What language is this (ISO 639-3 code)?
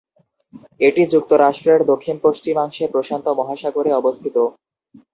ben